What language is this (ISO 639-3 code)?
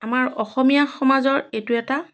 asm